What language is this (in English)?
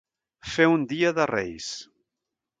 Catalan